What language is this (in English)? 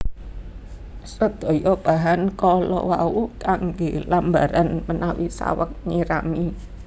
Javanese